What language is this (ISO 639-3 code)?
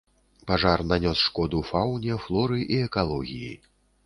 bel